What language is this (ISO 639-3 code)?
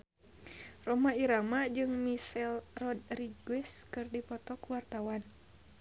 sun